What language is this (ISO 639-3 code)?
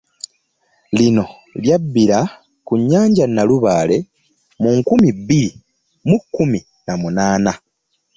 lug